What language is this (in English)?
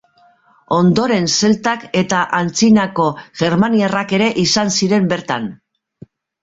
Basque